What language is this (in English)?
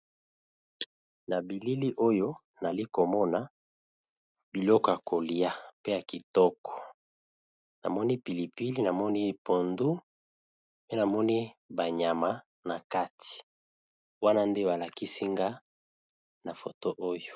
Lingala